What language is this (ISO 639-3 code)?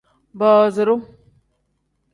kdh